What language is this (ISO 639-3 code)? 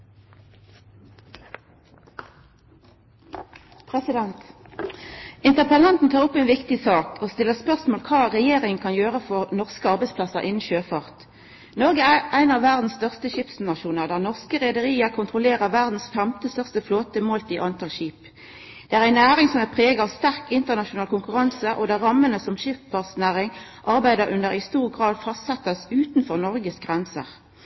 nno